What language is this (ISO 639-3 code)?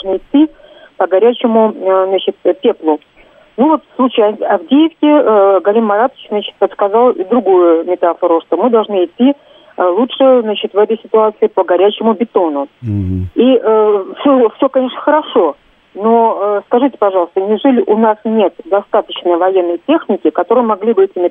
rus